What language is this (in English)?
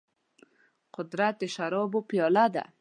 Pashto